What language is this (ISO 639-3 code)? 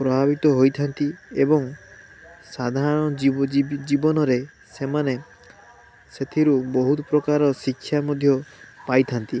ori